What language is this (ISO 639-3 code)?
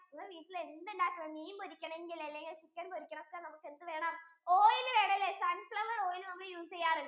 mal